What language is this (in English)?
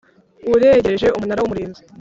Kinyarwanda